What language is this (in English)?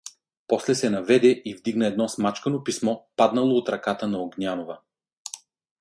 Bulgarian